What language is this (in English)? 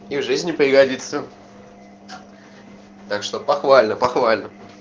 Russian